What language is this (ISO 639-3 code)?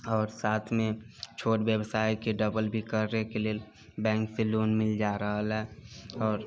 mai